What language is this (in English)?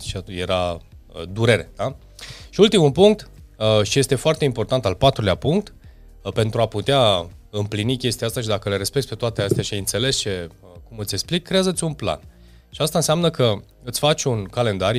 Romanian